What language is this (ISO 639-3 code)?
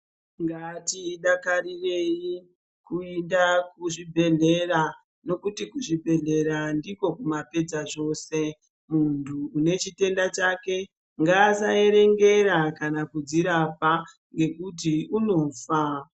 ndc